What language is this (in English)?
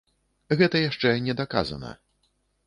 Belarusian